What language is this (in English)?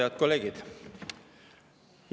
Estonian